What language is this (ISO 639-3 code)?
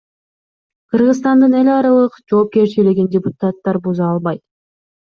kir